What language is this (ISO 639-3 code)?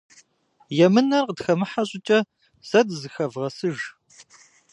kbd